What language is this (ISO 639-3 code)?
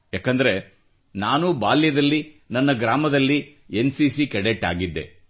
kan